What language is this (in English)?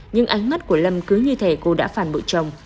Vietnamese